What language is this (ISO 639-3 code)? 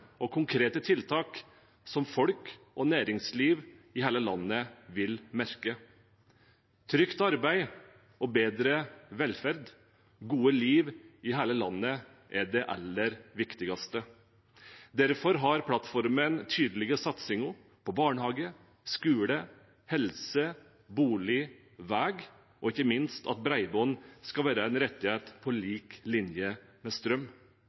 nob